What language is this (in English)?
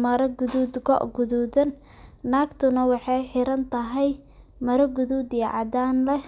Somali